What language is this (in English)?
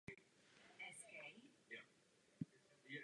Czech